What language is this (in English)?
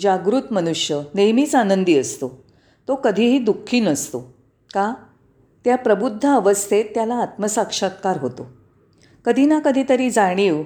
Marathi